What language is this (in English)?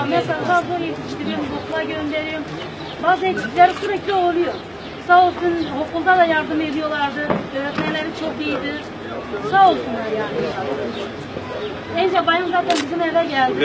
Turkish